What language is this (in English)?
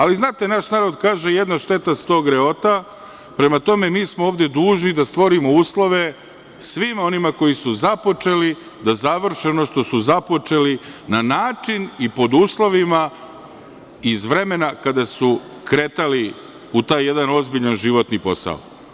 Serbian